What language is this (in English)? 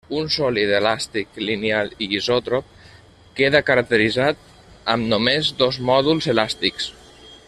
Catalan